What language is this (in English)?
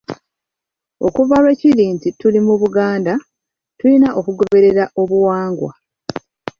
Ganda